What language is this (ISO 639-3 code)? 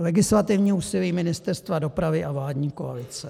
ces